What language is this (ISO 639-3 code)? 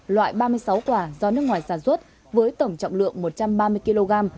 vie